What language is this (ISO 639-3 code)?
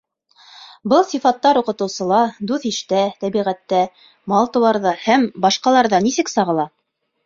bak